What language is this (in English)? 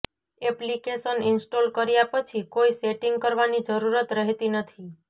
Gujarati